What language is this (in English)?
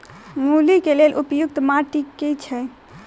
Maithili